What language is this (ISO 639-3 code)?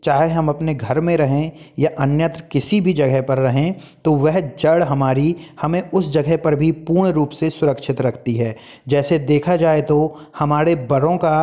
hin